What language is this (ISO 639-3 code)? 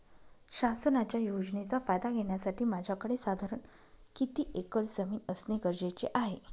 mar